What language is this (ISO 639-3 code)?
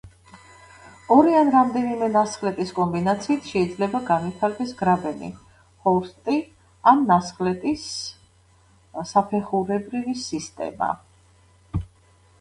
kat